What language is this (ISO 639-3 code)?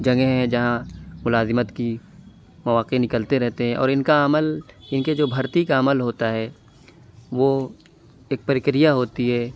urd